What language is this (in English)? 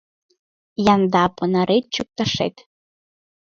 Mari